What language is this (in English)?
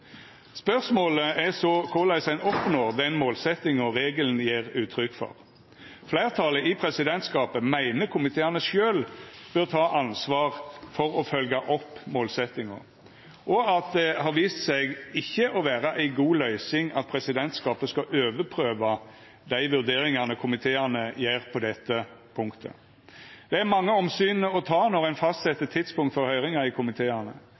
Norwegian Nynorsk